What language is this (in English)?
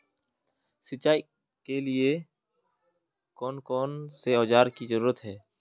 Magahi